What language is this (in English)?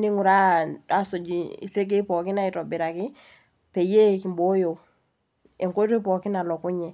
Masai